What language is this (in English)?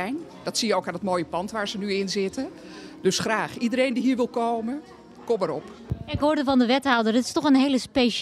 Dutch